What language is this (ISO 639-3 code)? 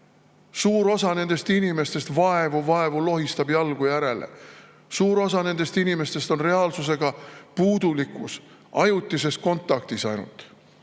est